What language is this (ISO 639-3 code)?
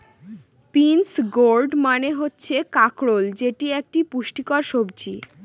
ben